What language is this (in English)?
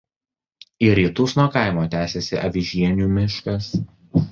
Lithuanian